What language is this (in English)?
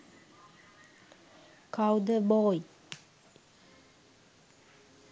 Sinhala